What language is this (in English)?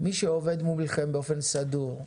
Hebrew